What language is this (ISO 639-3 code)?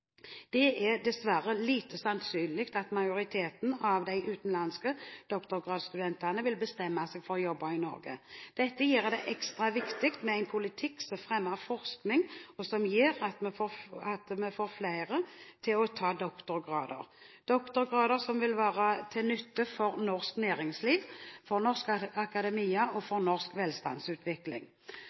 nob